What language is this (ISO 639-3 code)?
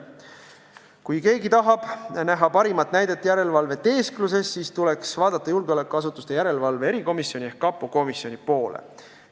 est